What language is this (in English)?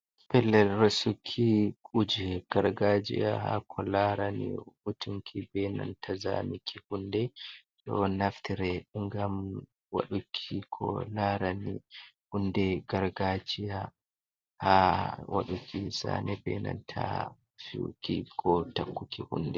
Fula